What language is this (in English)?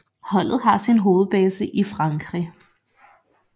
Danish